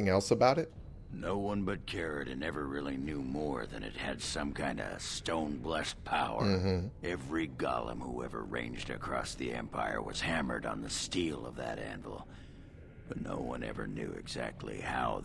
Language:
English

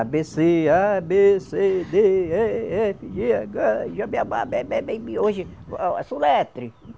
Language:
Portuguese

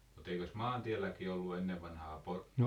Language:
Finnish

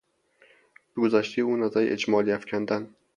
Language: Persian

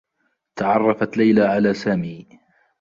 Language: Arabic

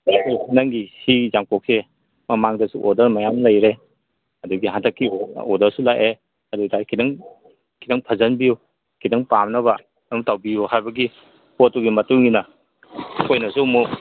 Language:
Manipuri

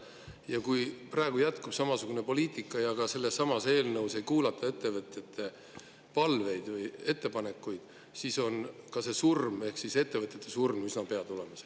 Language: Estonian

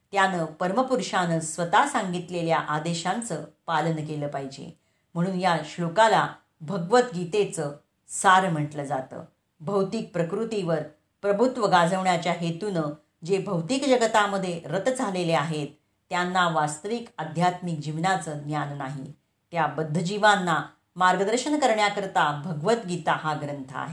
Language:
Marathi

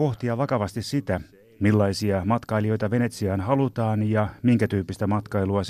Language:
Finnish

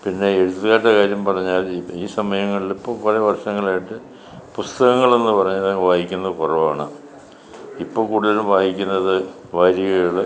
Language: Malayalam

